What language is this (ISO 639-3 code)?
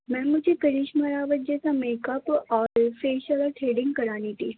urd